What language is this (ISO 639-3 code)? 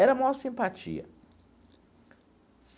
por